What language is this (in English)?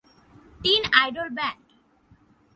Bangla